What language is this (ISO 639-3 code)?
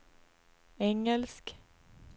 swe